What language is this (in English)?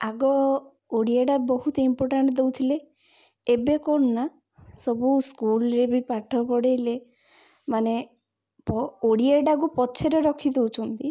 Odia